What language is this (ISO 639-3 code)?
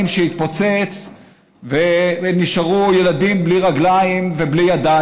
heb